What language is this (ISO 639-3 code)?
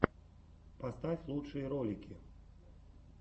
rus